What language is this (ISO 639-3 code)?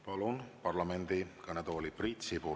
est